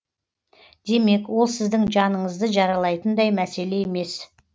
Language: Kazakh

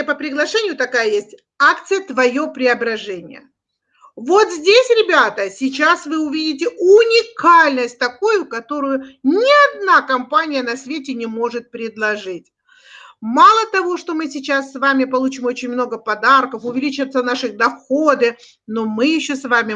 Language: Russian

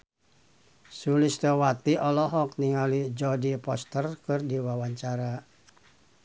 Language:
Sundanese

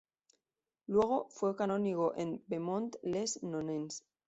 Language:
Spanish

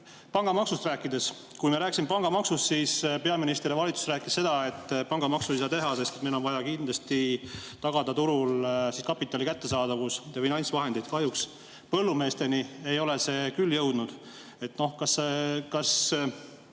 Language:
Estonian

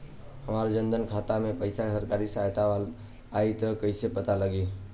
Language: Bhojpuri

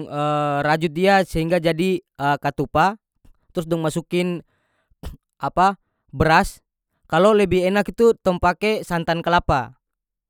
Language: North Moluccan Malay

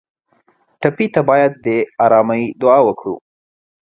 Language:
Pashto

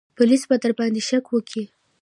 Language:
Pashto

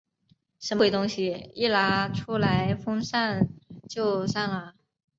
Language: Chinese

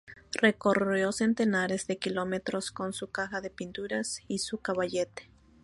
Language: Spanish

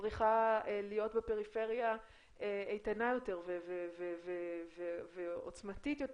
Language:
Hebrew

